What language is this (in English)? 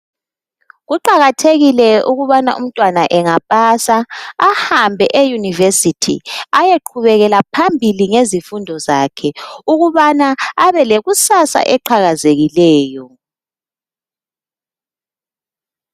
North Ndebele